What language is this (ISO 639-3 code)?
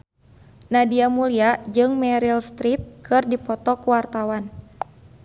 sun